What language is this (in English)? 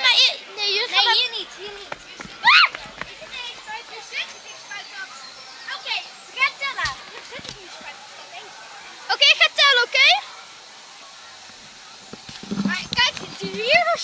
Dutch